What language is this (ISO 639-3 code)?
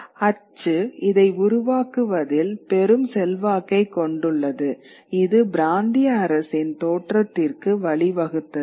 tam